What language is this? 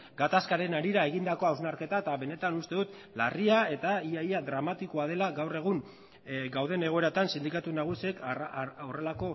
Basque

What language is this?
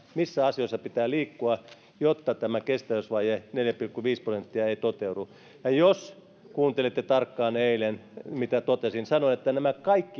Finnish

